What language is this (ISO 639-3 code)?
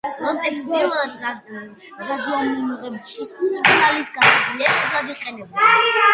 kat